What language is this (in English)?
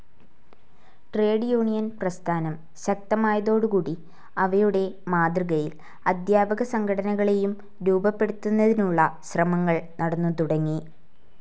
Malayalam